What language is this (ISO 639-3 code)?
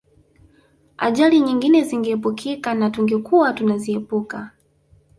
swa